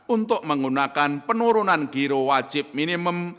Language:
Indonesian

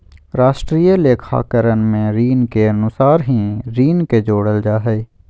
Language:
Magahi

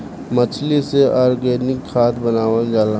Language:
Bhojpuri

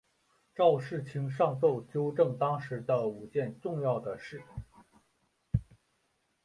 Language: Chinese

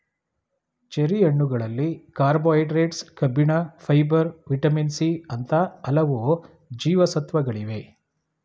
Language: Kannada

